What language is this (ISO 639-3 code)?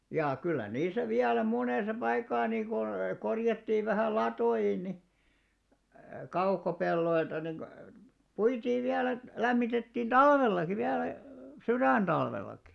fin